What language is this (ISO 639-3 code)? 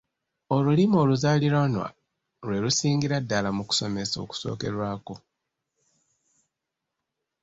lug